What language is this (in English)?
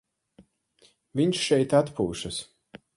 Latvian